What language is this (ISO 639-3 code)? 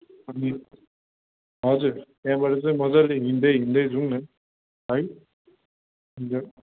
nep